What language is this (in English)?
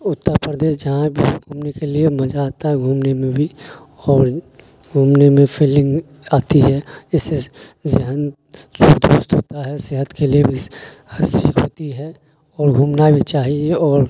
Urdu